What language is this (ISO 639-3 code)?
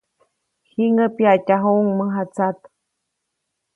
zoc